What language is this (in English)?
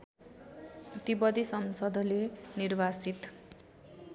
Nepali